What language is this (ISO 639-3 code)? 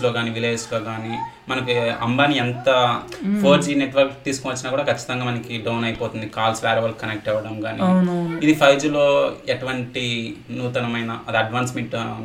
tel